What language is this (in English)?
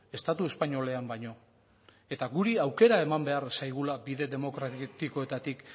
Basque